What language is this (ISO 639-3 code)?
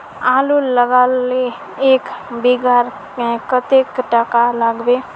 mag